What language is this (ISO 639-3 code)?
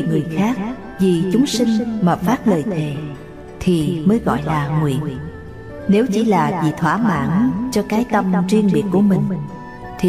vie